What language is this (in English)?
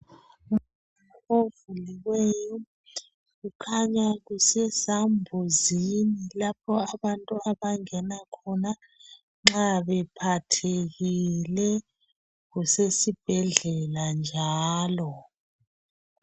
North Ndebele